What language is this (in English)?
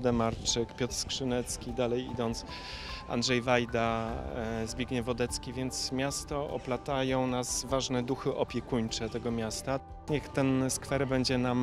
Polish